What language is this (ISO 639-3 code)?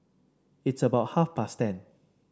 eng